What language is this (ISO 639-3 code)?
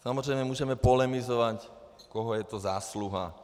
ces